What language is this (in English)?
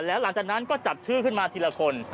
Thai